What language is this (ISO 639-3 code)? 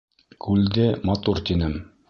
bak